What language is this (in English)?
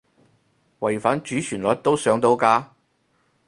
Cantonese